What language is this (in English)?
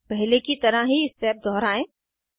Hindi